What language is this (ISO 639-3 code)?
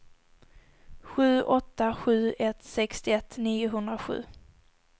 swe